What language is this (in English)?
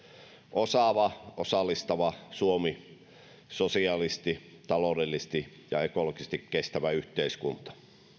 Finnish